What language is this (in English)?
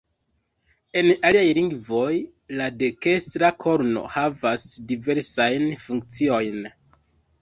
Esperanto